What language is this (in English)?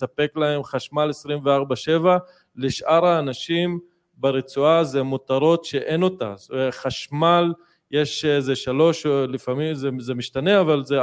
Hebrew